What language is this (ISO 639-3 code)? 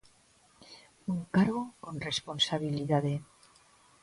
glg